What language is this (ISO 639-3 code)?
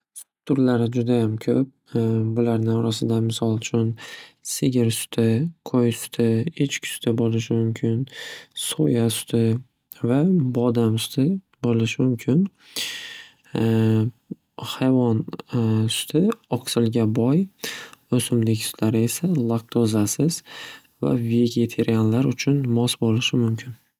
uzb